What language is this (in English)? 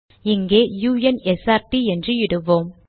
Tamil